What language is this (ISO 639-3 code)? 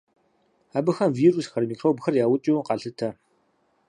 kbd